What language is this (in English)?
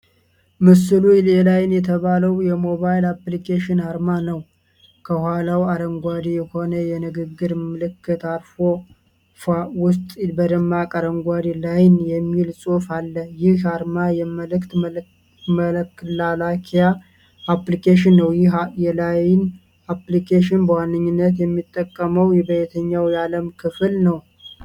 Amharic